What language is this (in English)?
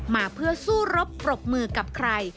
Thai